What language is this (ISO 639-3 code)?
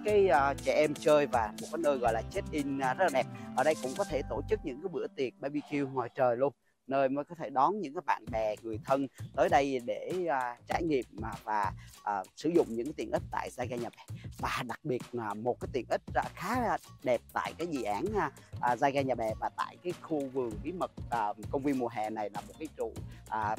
vie